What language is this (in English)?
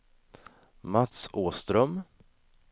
Swedish